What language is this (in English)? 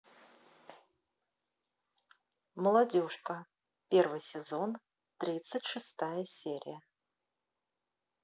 Russian